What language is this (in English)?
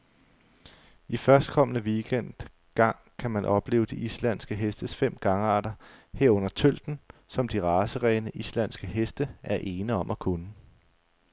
Danish